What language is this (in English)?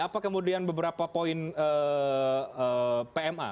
Indonesian